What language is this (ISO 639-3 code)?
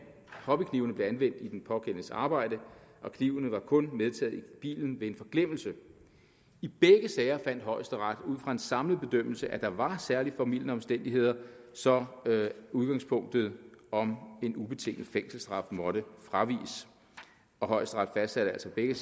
dan